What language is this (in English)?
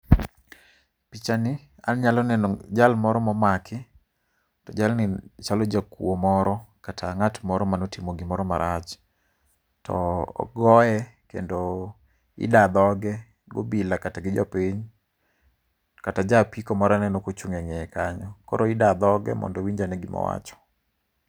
Luo (Kenya and Tanzania)